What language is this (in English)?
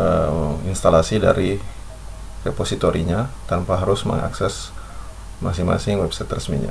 Indonesian